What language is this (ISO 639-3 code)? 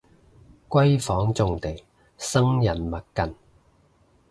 yue